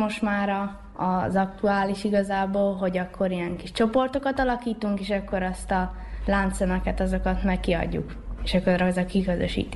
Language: Hungarian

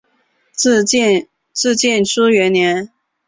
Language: Chinese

